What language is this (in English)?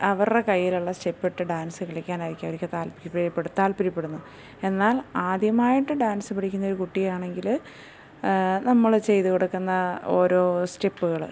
Malayalam